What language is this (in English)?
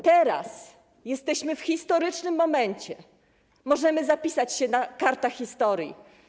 Polish